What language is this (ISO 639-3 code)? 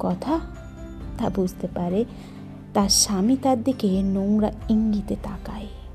ben